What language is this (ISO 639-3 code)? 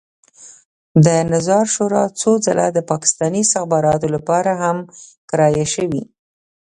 pus